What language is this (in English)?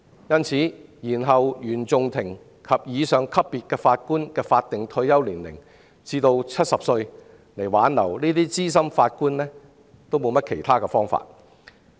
Cantonese